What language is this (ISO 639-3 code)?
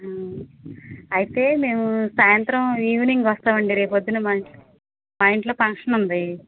tel